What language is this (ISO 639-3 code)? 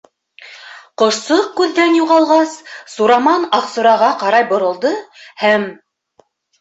bak